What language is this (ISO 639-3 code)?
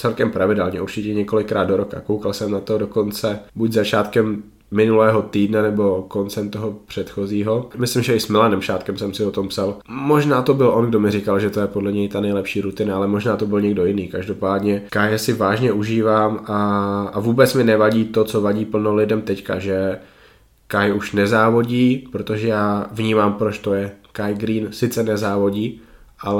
ces